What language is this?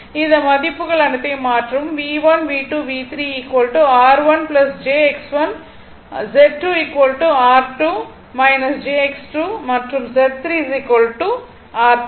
Tamil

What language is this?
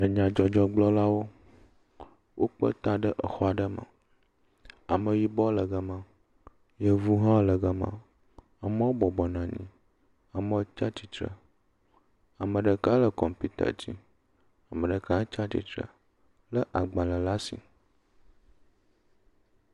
Ewe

